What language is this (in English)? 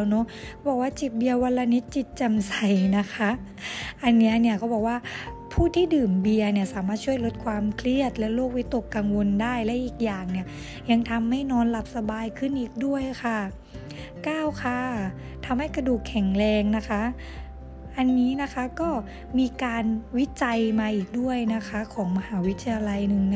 Thai